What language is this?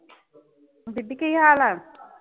Punjabi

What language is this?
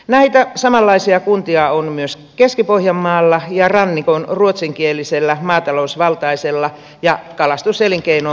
Finnish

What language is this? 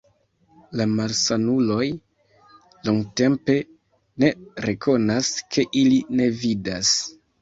Esperanto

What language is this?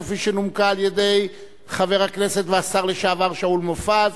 Hebrew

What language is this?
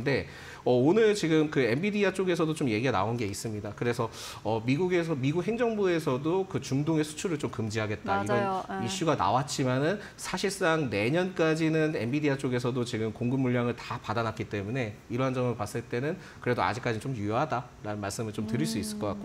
Korean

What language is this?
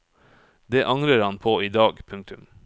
Norwegian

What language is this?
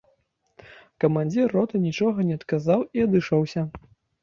Belarusian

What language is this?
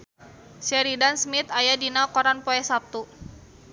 Sundanese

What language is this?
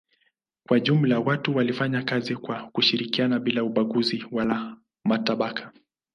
Swahili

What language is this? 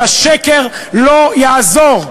Hebrew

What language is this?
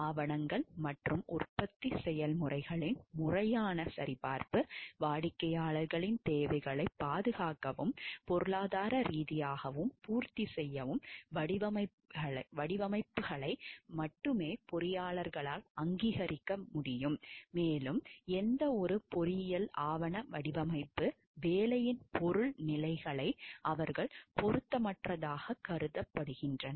Tamil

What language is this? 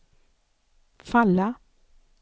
Swedish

